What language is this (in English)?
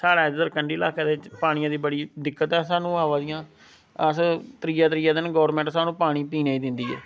Dogri